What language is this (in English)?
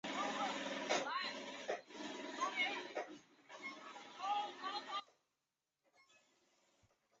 Chinese